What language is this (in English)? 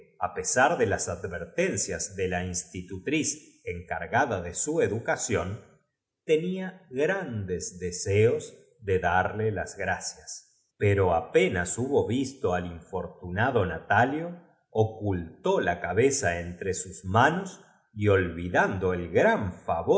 Spanish